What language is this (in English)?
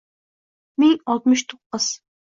Uzbek